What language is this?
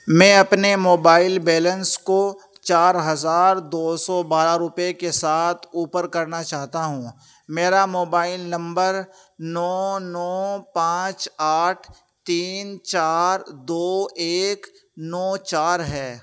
Urdu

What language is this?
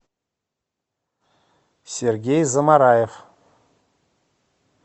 Russian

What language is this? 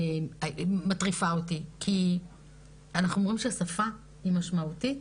Hebrew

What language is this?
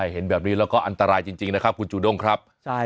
Thai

